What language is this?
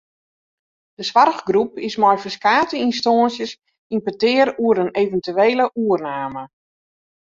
Western Frisian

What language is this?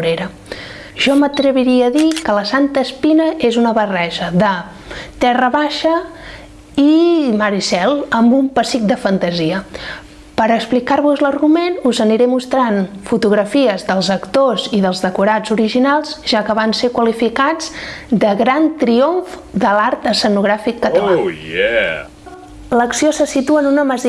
Catalan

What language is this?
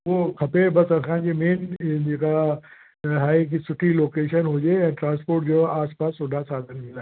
Sindhi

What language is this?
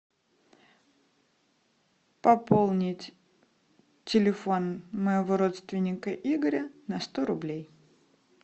Russian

